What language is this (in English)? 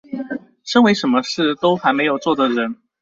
Chinese